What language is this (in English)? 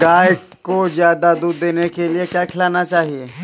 Hindi